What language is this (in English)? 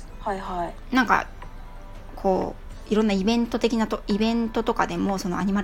Japanese